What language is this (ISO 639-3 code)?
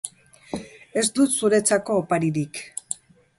eus